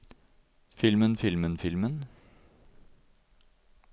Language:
Norwegian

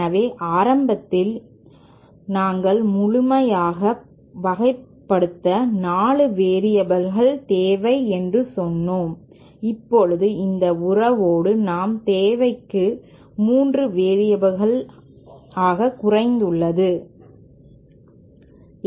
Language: Tamil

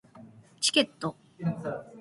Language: Japanese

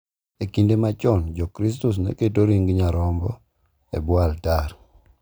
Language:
Luo (Kenya and Tanzania)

